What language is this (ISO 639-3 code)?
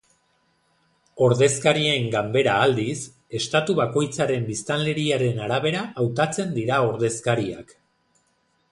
eus